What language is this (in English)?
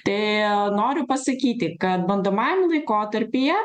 Lithuanian